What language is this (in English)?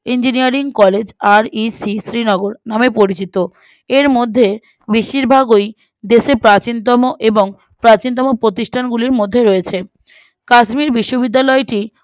Bangla